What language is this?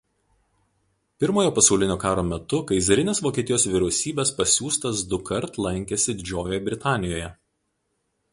Lithuanian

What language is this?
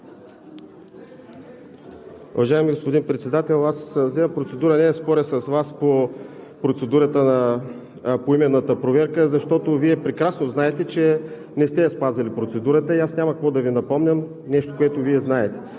Bulgarian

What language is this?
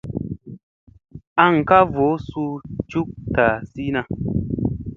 Musey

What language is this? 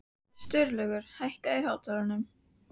Icelandic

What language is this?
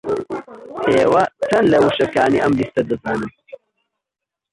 Central Kurdish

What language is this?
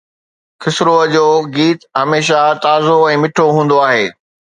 Sindhi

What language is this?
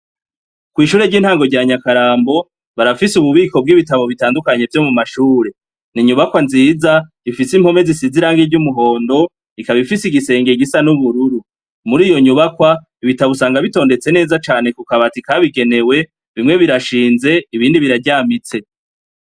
Rundi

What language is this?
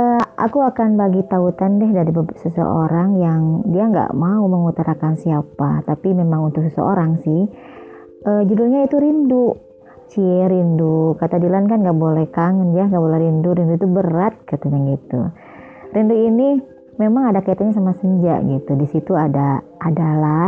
Indonesian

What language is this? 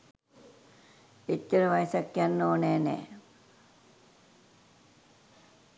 Sinhala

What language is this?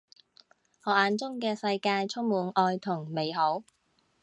Cantonese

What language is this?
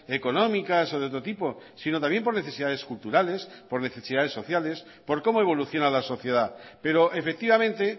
Spanish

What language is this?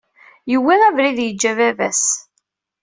Kabyle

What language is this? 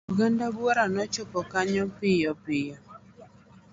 Luo (Kenya and Tanzania)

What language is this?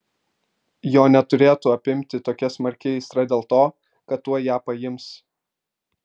Lithuanian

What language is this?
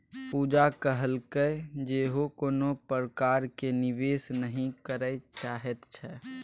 Maithili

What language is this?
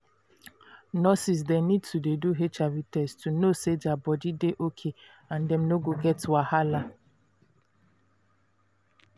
Nigerian Pidgin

